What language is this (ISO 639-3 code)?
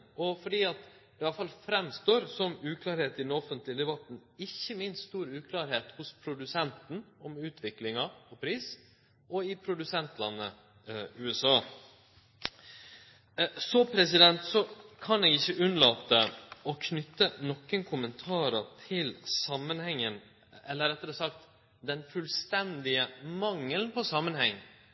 nno